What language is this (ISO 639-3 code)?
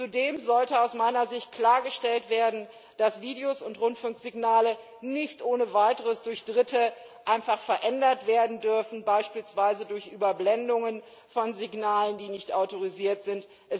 deu